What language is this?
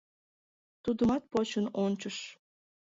Mari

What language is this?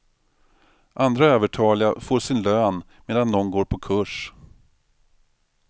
Swedish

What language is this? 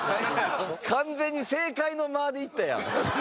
Japanese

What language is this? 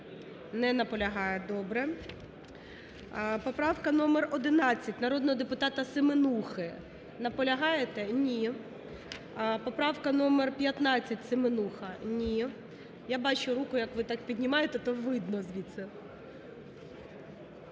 Ukrainian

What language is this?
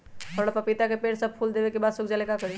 Magahi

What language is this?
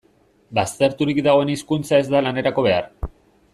Basque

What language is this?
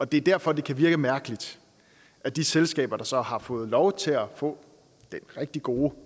Danish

